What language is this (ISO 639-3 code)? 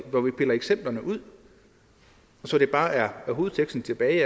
dan